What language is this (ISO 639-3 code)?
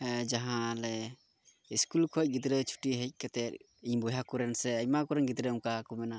sat